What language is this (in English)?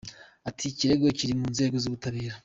Kinyarwanda